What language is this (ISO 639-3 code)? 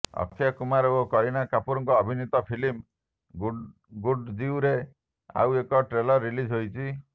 ori